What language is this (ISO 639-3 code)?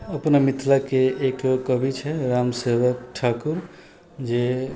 mai